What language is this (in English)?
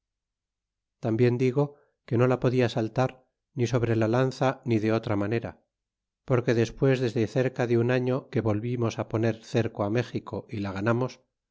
Spanish